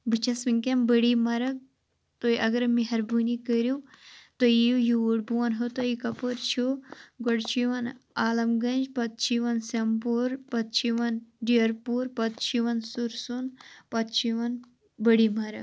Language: Kashmiri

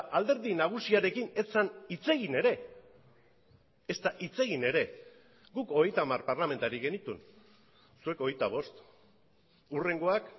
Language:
Basque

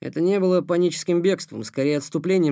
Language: Russian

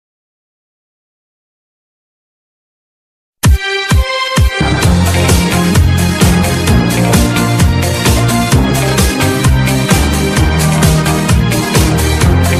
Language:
Romanian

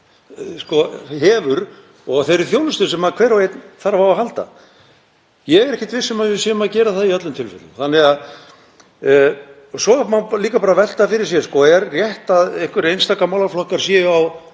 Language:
Icelandic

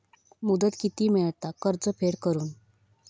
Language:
Marathi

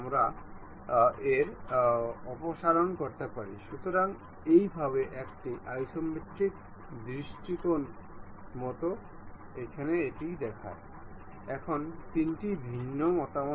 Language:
Bangla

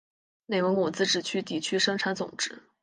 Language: Chinese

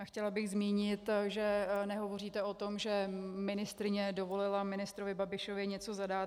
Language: Czech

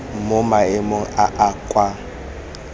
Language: Tswana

